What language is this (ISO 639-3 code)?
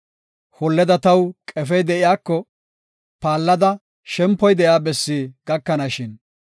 gof